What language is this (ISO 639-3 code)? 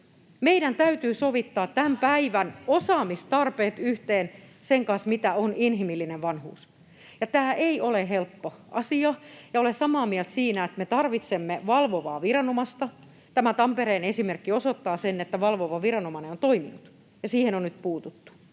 fin